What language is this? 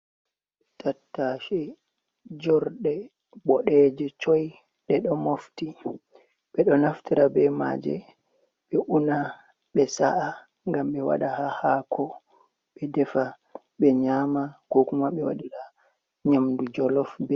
Fula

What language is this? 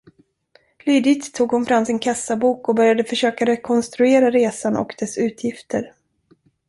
Swedish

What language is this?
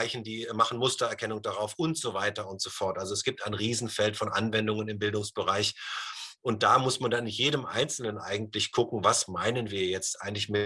German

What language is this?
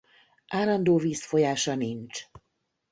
Hungarian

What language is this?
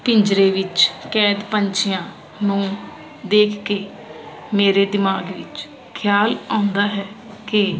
Punjabi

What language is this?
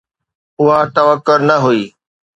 Sindhi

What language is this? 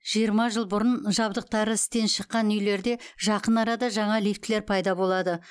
Kazakh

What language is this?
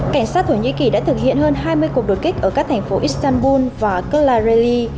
Vietnamese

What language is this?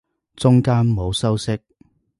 Cantonese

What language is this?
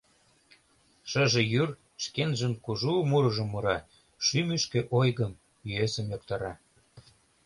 Mari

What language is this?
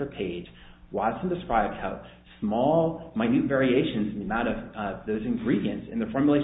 English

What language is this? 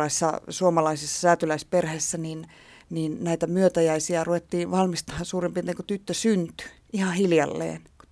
Finnish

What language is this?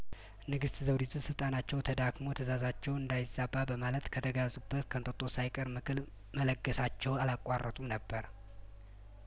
Amharic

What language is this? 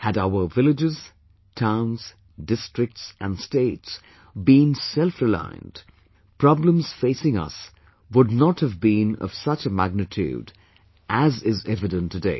English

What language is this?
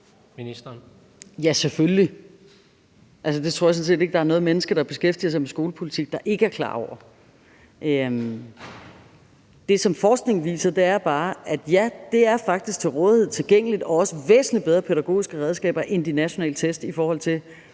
Danish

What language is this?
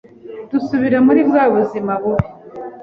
Kinyarwanda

